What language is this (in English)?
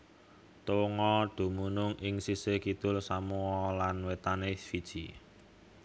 Javanese